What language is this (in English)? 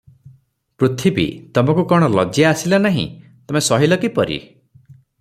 Odia